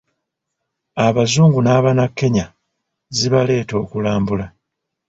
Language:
Ganda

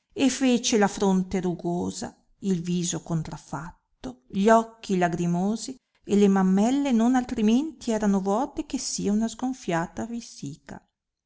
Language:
Italian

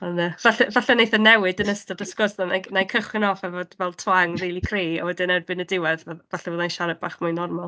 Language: Welsh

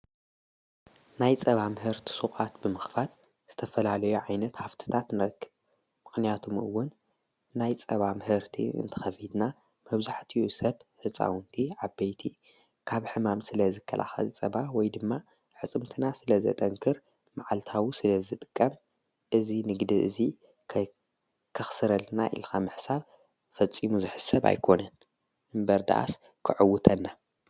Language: Tigrinya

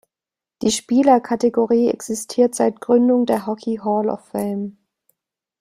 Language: German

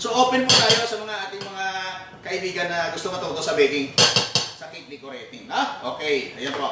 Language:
Filipino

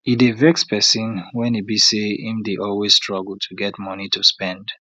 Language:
Nigerian Pidgin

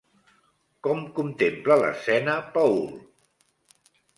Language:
Catalan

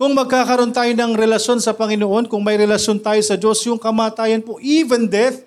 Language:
Filipino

